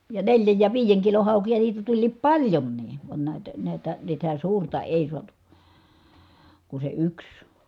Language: Finnish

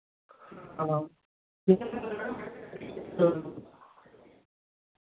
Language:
Dogri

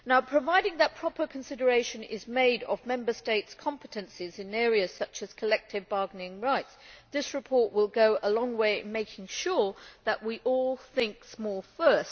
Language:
English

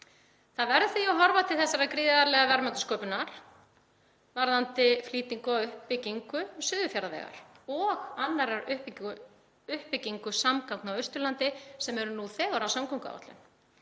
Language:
Icelandic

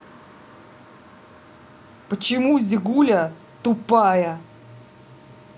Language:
Russian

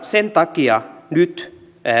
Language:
Finnish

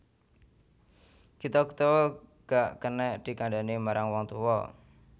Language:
Javanese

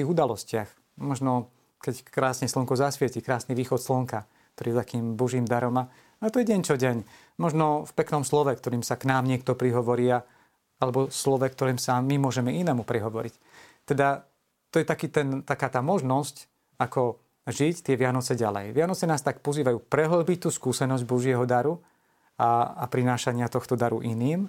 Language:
Slovak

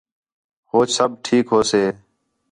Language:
Khetrani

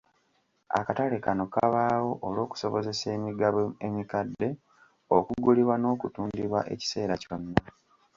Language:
Ganda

